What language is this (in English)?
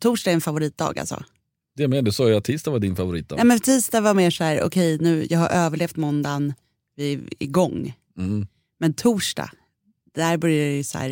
Swedish